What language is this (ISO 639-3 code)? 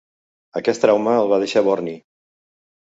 cat